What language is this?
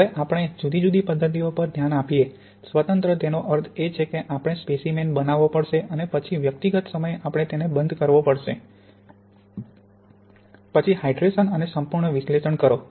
Gujarati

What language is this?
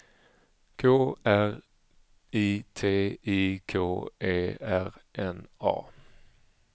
Swedish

